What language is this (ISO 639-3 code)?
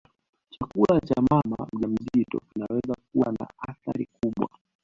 swa